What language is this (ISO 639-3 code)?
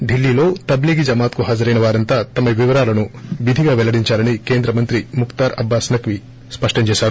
tel